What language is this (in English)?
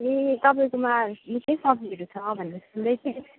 Nepali